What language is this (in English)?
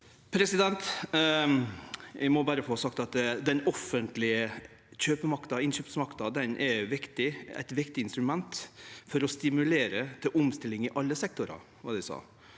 Norwegian